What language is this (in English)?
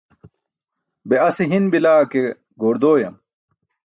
Burushaski